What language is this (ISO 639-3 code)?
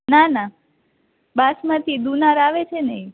guj